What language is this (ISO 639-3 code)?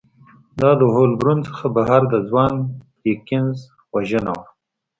pus